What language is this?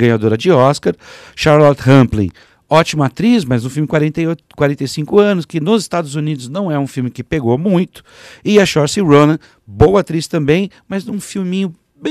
Portuguese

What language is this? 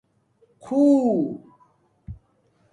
Domaaki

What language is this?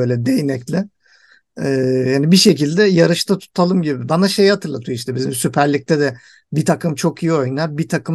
Turkish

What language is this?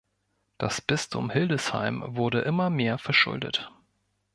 German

